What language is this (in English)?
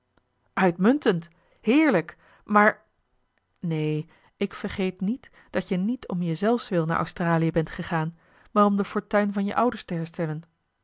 Dutch